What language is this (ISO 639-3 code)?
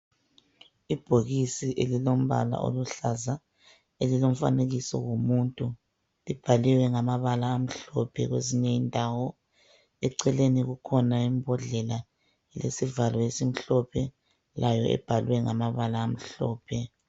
nde